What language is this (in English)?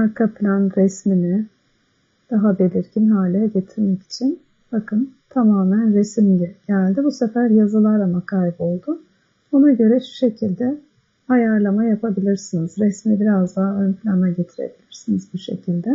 Turkish